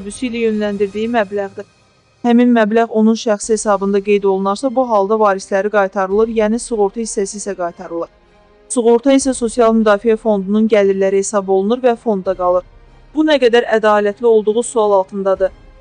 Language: Turkish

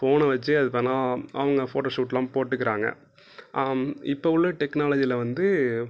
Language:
Tamil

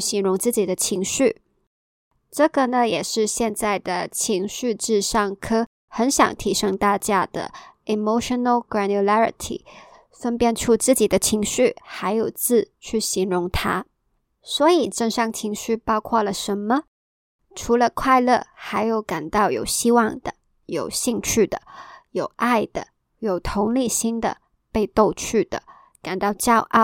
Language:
Chinese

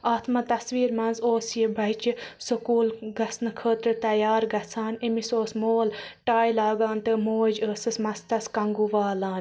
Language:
Kashmiri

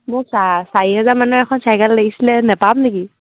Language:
Assamese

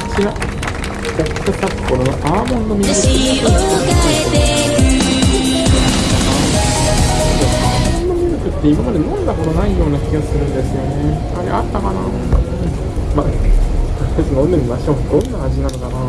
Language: Japanese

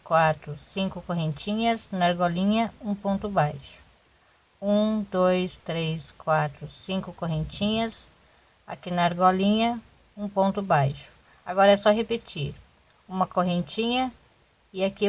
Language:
Portuguese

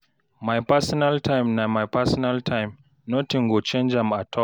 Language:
Nigerian Pidgin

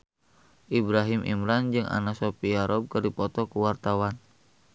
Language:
Sundanese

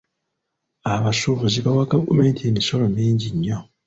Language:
Ganda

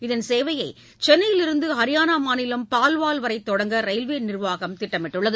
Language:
Tamil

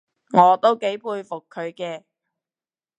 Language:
Cantonese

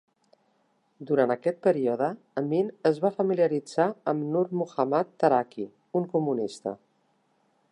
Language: Catalan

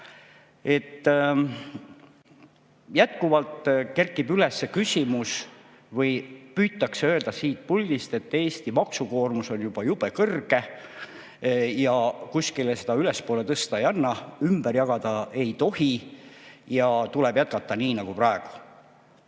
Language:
Estonian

